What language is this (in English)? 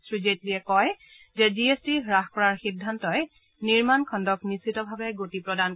Assamese